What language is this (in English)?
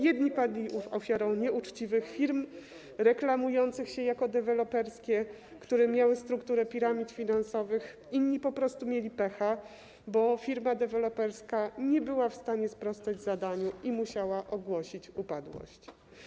Polish